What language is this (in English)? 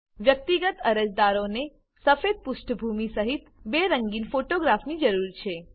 Gujarati